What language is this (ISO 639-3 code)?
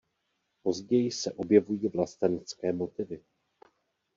ces